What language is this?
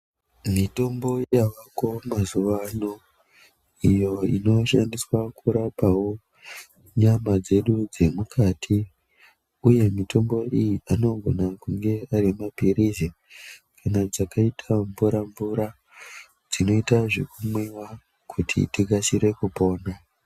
Ndau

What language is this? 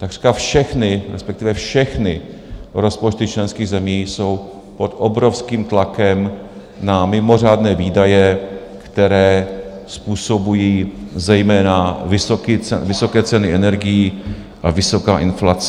Czech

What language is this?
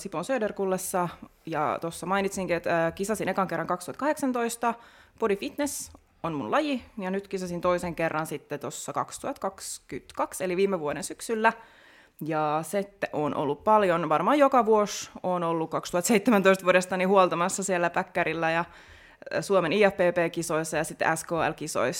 Finnish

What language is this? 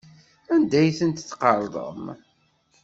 Kabyle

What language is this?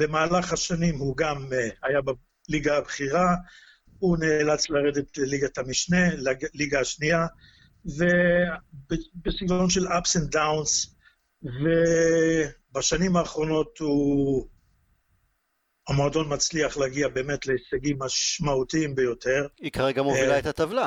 Hebrew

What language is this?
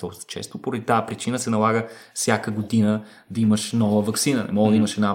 Bulgarian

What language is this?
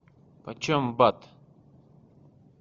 Russian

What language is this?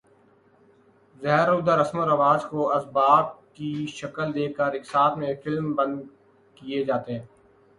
Urdu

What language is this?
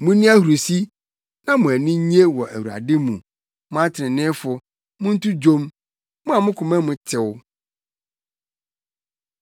Akan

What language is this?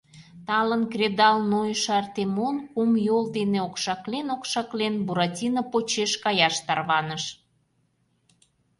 Mari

